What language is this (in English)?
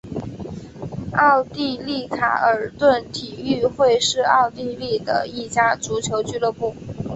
Chinese